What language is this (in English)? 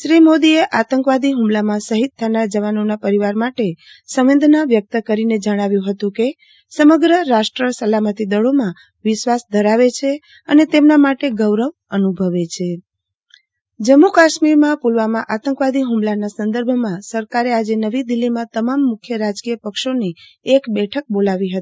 Gujarati